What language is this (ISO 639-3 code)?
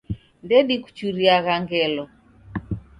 dav